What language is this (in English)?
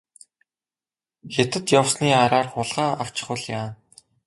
Mongolian